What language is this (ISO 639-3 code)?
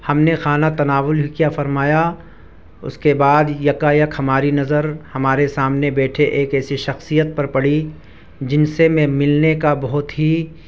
urd